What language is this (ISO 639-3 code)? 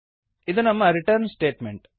kan